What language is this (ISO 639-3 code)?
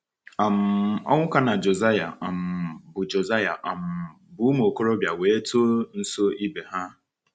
ibo